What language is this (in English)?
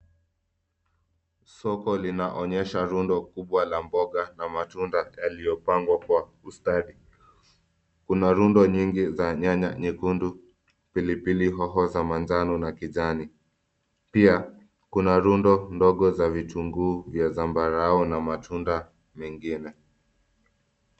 Swahili